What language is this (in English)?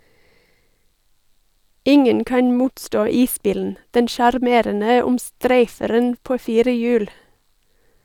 Norwegian